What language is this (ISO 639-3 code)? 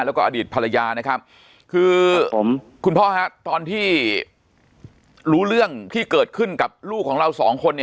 tha